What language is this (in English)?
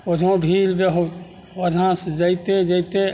Maithili